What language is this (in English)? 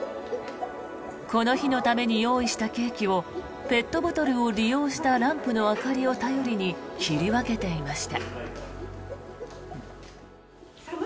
Japanese